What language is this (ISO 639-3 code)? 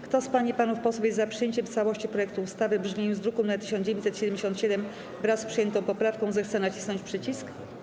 pol